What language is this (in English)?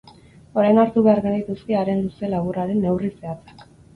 Basque